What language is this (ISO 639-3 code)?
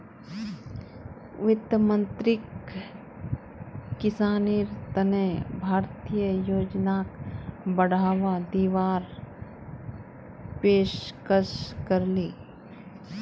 mag